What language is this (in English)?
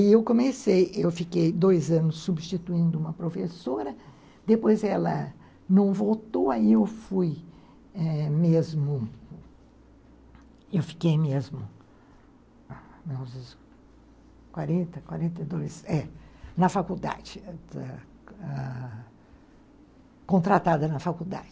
Portuguese